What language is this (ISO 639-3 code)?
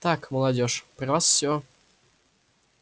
rus